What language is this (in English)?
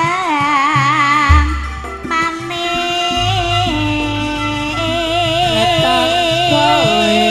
Indonesian